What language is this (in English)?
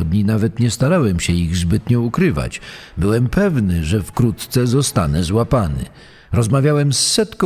Polish